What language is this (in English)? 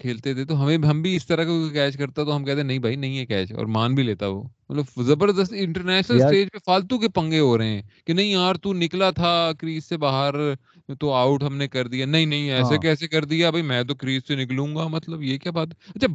Urdu